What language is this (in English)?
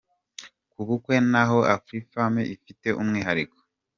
Kinyarwanda